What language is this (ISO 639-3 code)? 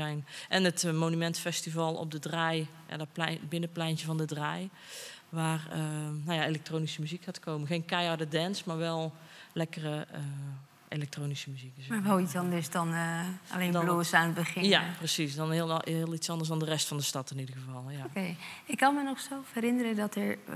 nld